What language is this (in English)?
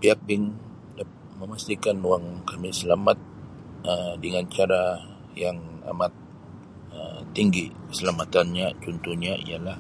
Sabah Malay